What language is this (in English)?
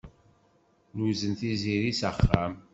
Kabyle